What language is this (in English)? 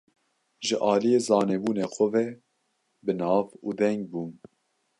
Kurdish